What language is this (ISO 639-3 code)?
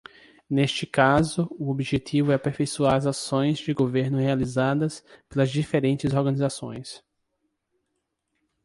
por